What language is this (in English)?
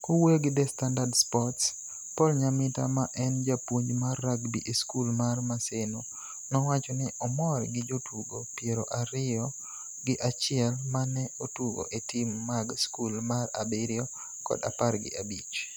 Luo (Kenya and Tanzania)